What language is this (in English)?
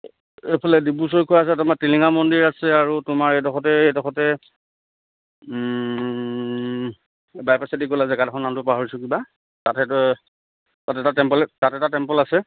Assamese